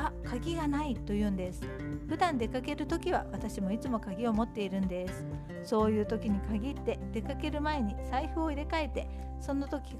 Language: Japanese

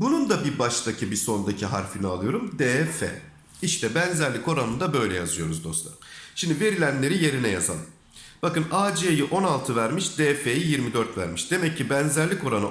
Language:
Turkish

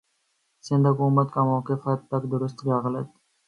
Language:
Urdu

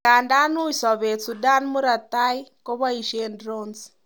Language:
Kalenjin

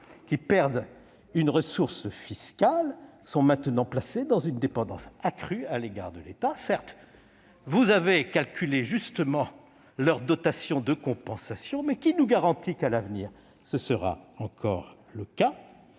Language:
French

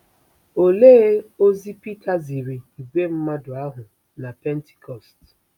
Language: Igbo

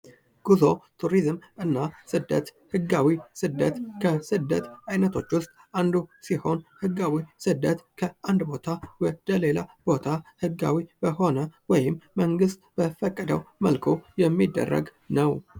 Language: Amharic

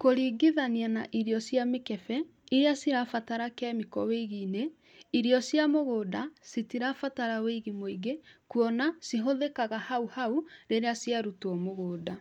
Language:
Kikuyu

